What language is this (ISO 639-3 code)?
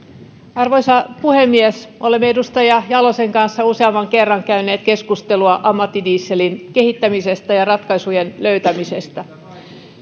fin